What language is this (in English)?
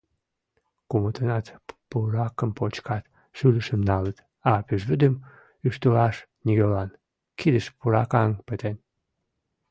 Mari